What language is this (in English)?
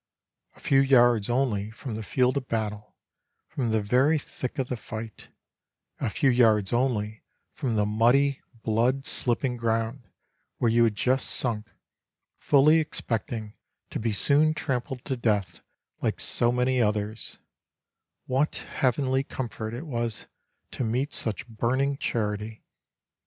English